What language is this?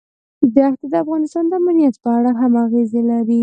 Pashto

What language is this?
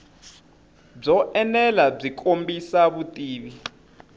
Tsonga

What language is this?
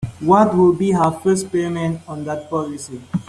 English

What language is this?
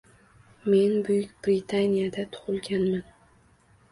Uzbek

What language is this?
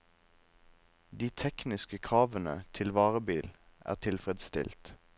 Norwegian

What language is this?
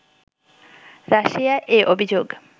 Bangla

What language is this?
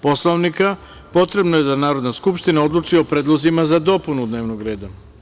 Serbian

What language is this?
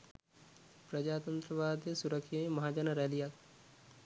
Sinhala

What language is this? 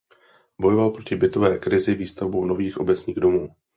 Czech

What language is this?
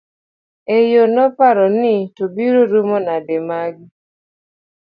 Luo (Kenya and Tanzania)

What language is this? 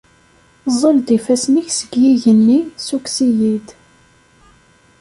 Kabyle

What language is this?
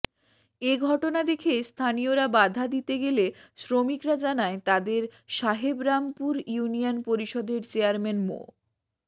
Bangla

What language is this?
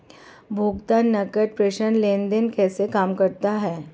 Hindi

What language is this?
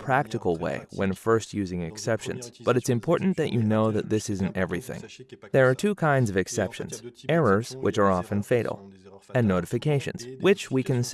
English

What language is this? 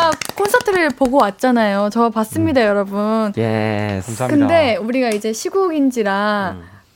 Korean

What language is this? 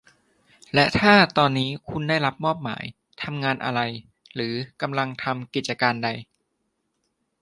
Thai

